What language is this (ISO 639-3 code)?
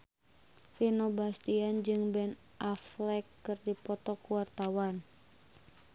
sun